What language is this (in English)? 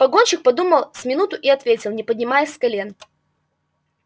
Russian